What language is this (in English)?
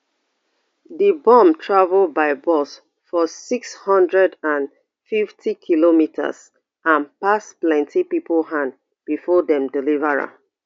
Nigerian Pidgin